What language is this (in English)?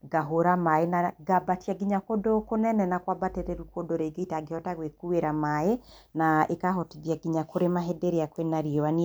Kikuyu